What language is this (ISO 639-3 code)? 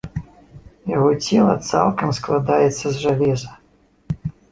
bel